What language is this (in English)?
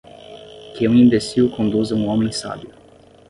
Portuguese